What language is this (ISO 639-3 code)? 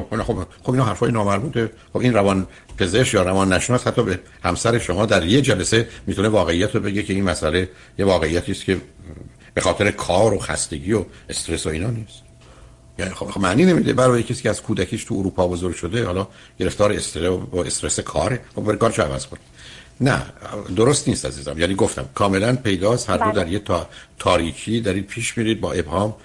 fas